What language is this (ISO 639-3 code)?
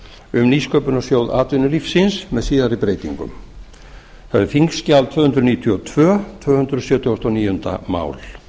isl